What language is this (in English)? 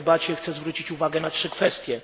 Polish